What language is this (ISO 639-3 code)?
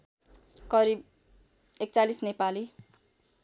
nep